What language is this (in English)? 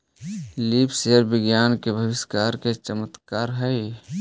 Magahi